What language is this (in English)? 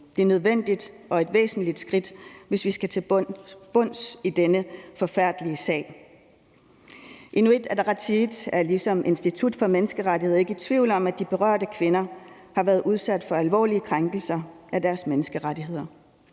Danish